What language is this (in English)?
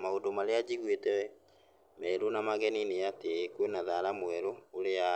Kikuyu